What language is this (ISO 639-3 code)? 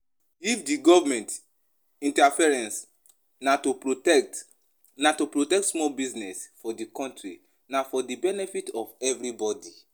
pcm